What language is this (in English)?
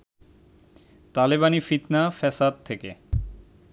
Bangla